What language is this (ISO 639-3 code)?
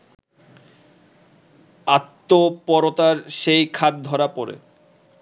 ben